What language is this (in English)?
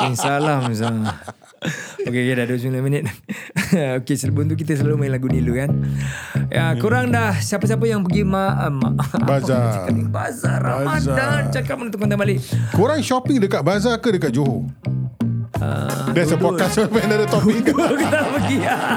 Malay